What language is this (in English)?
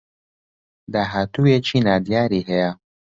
Central Kurdish